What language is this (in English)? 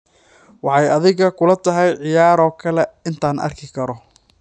Somali